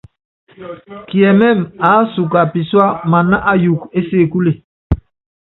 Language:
Yangben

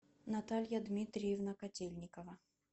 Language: Russian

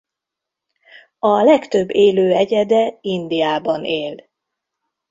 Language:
Hungarian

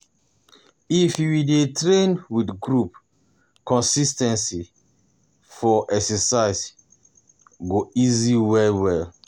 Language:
Nigerian Pidgin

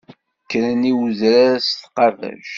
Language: Kabyle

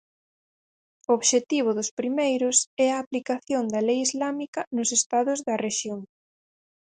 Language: Galician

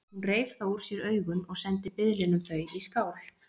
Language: Icelandic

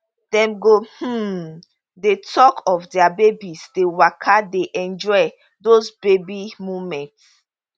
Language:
Nigerian Pidgin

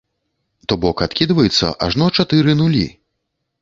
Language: Belarusian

